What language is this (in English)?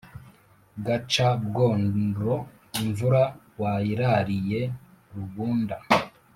Kinyarwanda